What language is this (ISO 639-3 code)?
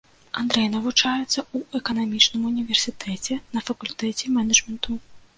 bel